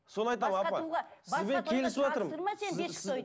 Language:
Kazakh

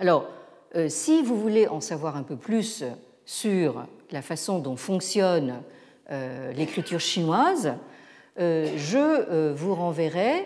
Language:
French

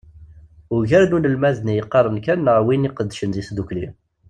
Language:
Kabyle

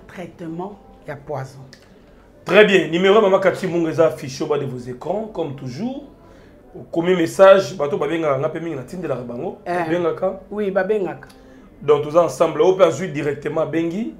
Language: French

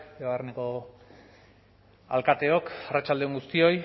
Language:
Basque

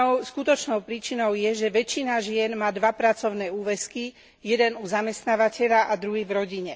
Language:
Slovak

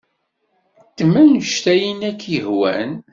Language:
Kabyle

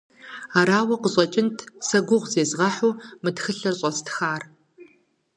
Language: Kabardian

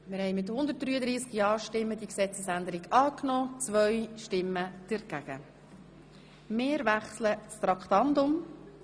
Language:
Swiss German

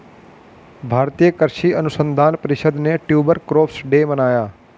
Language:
Hindi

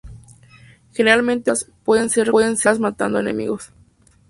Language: Spanish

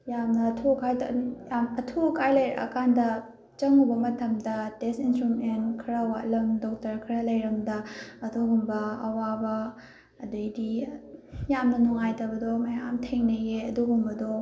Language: Manipuri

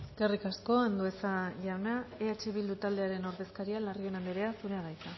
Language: Basque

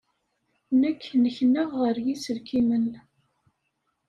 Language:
Kabyle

